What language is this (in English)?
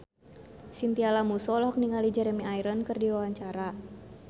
Sundanese